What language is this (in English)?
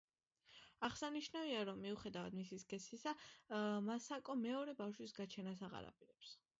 Georgian